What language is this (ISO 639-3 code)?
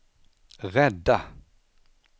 swe